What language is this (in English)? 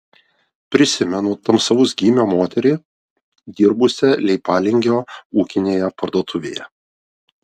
Lithuanian